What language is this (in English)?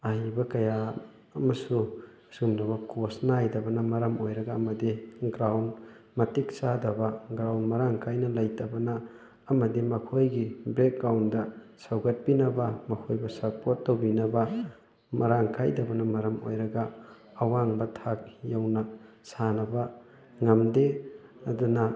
Manipuri